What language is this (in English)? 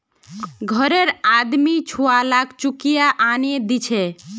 Magahi